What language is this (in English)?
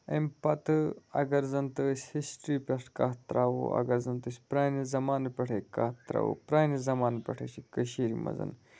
Kashmiri